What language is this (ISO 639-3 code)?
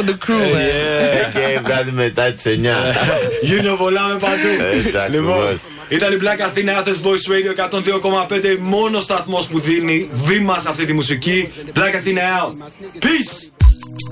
ell